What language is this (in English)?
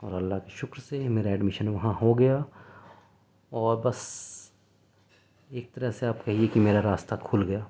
Urdu